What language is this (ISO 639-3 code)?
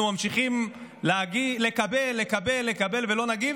heb